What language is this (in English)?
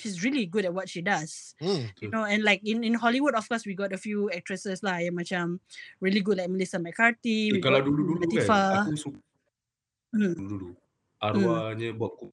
Malay